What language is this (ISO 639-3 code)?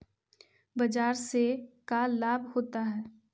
mag